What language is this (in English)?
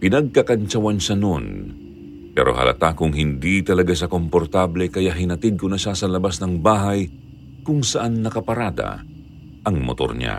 Filipino